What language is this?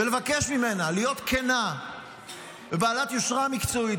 Hebrew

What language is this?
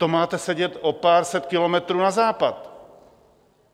Czech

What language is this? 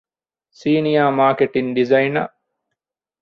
Divehi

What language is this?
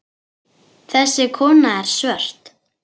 Icelandic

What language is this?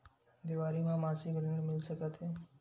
Chhattisgarhi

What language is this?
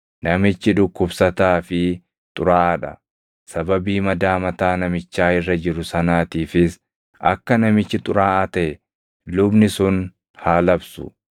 Oromo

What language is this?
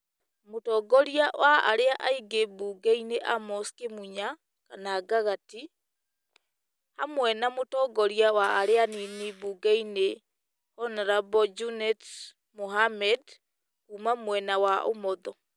Kikuyu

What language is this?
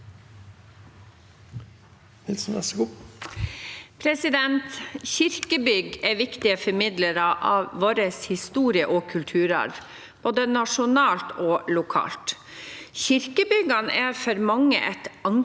Norwegian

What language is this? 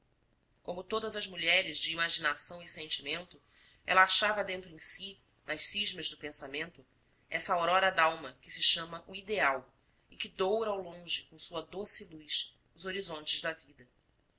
Portuguese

